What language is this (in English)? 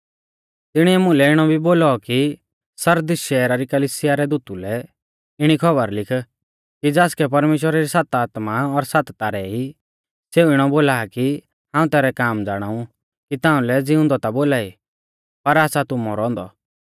Mahasu Pahari